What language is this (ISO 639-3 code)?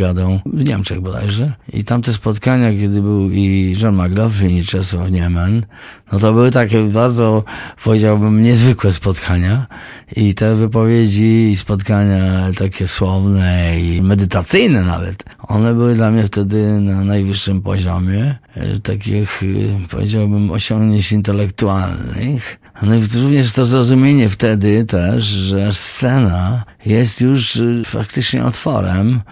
pol